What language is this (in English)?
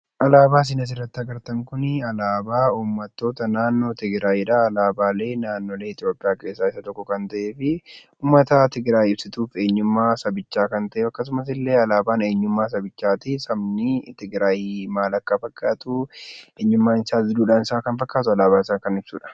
Oromo